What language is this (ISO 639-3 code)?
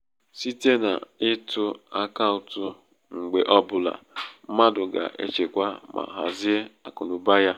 ibo